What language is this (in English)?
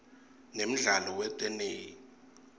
Swati